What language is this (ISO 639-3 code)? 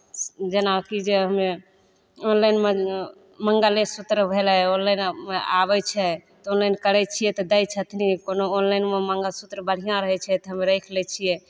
mai